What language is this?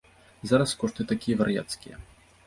Belarusian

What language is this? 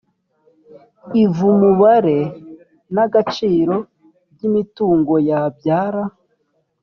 Kinyarwanda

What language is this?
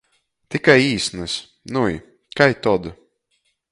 Latgalian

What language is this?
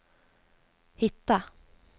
Swedish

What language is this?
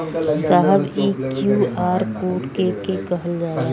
Bhojpuri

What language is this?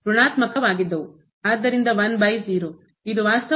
Kannada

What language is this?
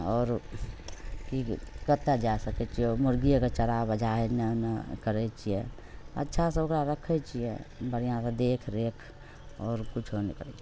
Maithili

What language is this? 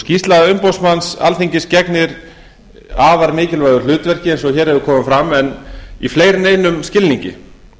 Icelandic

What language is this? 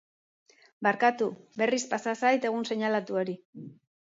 Basque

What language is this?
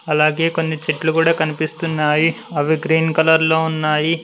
Telugu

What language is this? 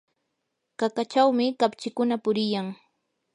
Yanahuanca Pasco Quechua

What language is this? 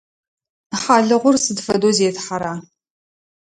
Adyghe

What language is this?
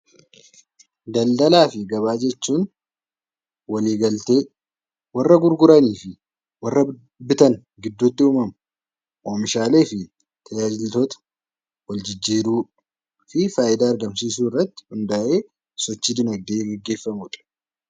Oromo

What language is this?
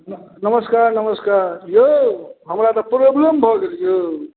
Maithili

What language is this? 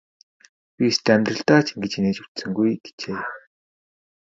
Mongolian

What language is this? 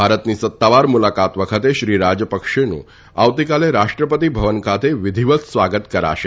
Gujarati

